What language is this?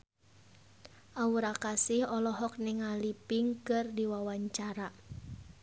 Sundanese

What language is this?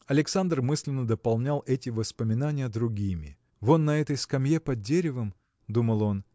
Russian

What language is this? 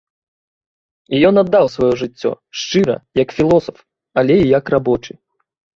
Belarusian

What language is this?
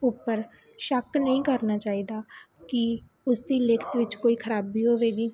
Punjabi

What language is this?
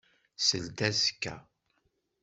Kabyle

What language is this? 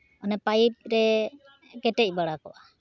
Santali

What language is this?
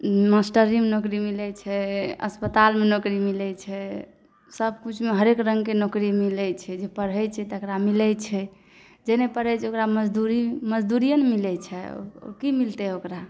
Maithili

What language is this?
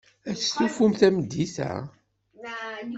Kabyle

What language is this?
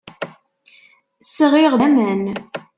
Kabyle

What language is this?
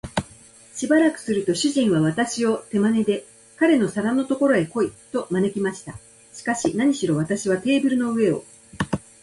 Japanese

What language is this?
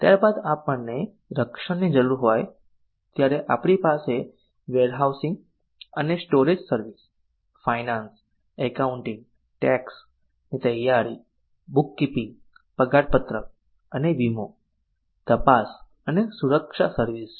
Gujarati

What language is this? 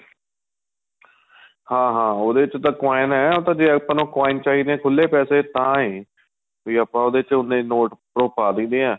Punjabi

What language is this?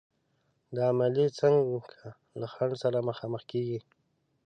Pashto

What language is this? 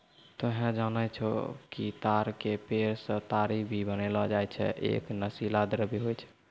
Maithili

